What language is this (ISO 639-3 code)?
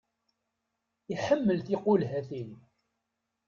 kab